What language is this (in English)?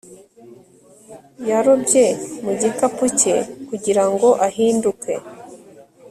Kinyarwanda